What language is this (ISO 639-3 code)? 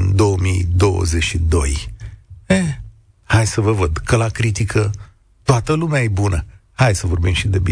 ron